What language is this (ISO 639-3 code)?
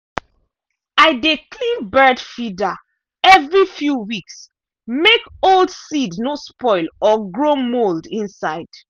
pcm